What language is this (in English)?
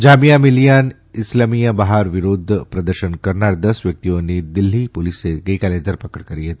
Gujarati